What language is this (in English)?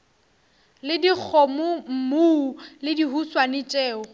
Northern Sotho